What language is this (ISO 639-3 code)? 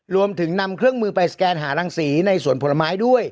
tha